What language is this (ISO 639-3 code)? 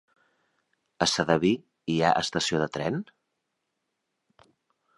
cat